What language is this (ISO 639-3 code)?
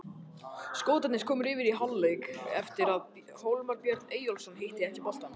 isl